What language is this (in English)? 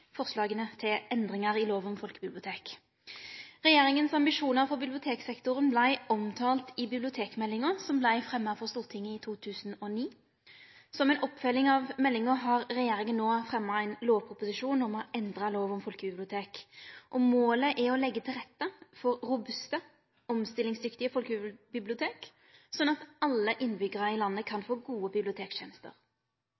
Norwegian Nynorsk